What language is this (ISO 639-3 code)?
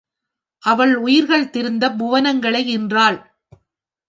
tam